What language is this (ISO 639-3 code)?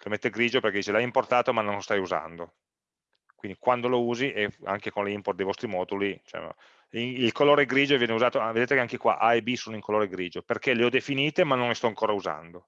ita